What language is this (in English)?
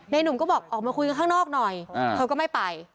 Thai